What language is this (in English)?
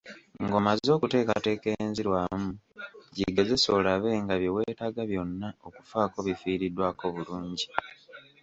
Ganda